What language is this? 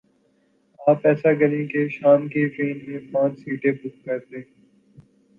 Urdu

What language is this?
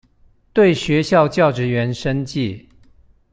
Chinese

